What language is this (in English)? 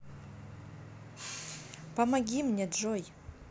Russian